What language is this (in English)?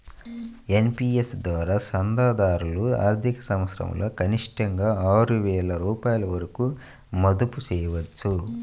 Telugu